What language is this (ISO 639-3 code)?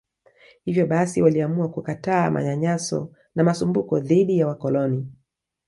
swa